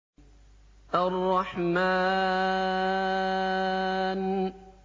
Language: Arabic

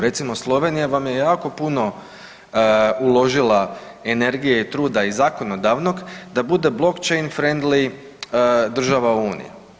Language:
Croatian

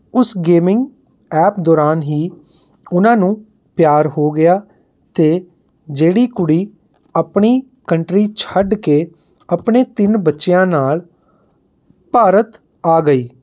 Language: Punjabi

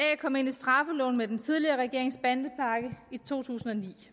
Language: Danish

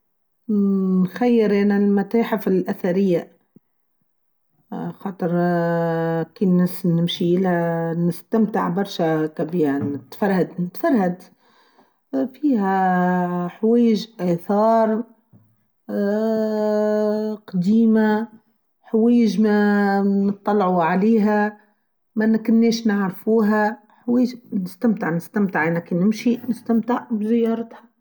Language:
Tunisian Arabic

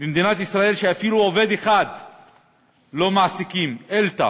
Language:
Hebrew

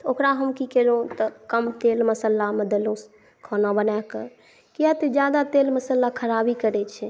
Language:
Maithili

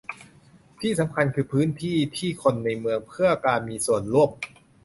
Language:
Thai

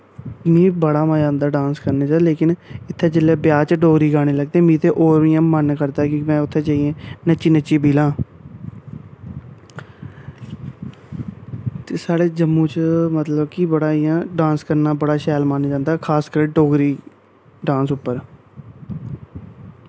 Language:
Dogri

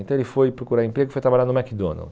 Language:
Portuguese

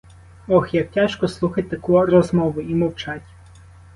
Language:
Ukrainian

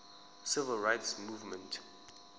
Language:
Zulu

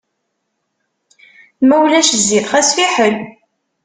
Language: Kabyle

